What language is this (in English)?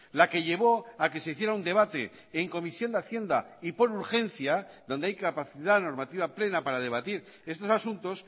Spanish